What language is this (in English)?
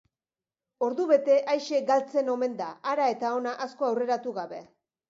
Basque